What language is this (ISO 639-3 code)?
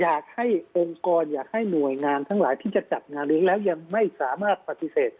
tha